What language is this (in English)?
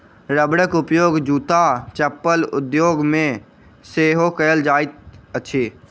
Maithili